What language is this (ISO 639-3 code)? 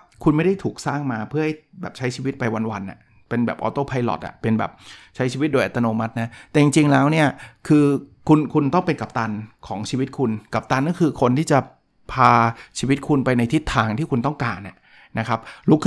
tha